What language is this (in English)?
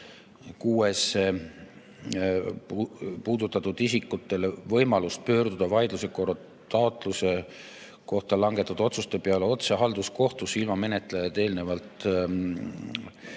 Estonian